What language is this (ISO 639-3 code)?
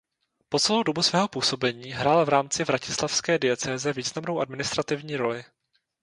ces